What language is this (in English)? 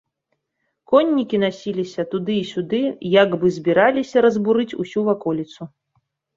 Belarusian